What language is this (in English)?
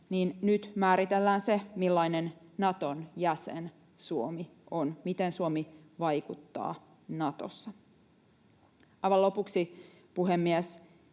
Finnish